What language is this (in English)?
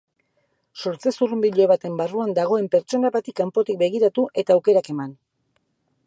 Basque